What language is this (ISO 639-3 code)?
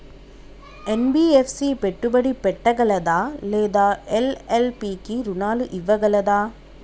tel